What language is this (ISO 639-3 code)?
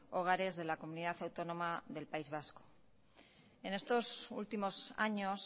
spa